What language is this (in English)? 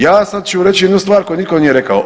Croatian